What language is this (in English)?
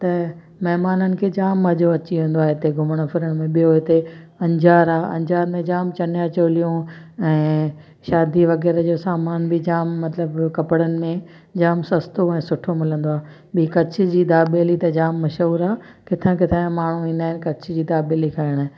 Sindhi